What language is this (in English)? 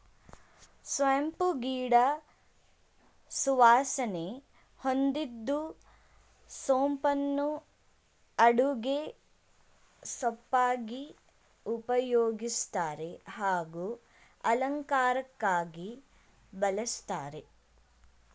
Kannada